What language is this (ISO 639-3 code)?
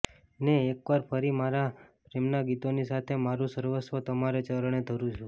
guj